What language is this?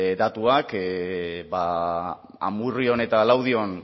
Basque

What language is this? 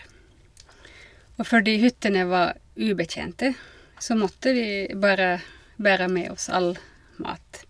Norwegian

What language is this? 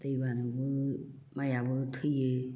Bodo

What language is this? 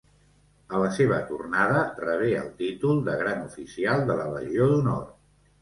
Catalan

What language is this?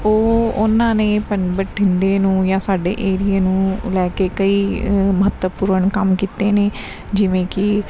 Punjabi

